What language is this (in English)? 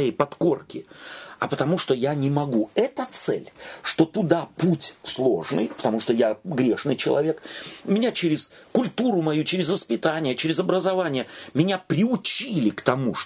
Russian